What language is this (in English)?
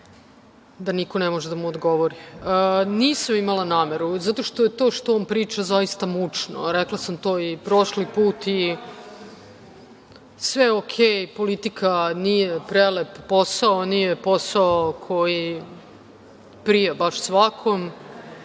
Serbian